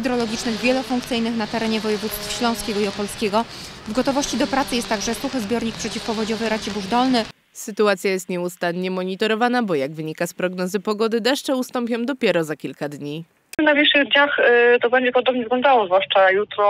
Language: Polish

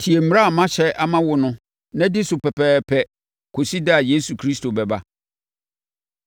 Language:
Akan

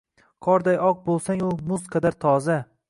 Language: Uzbek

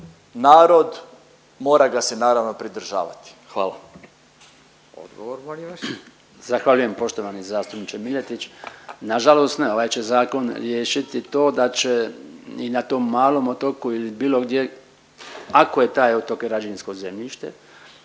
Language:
Croatian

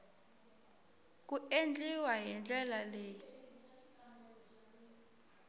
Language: Tsonga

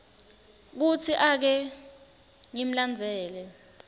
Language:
Swati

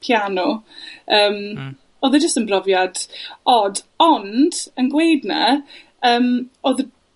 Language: Welsh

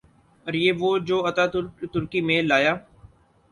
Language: Urdu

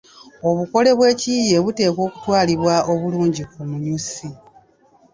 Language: Ganda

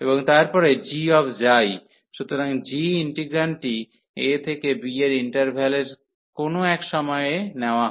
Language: Bangla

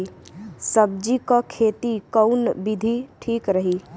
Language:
Bhojpuri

